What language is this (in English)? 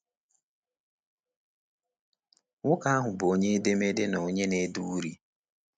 Igbo